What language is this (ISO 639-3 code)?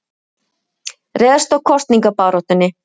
isl